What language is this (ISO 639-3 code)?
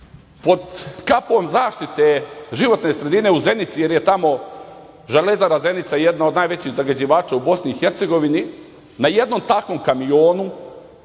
srp